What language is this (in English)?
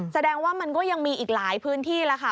Thai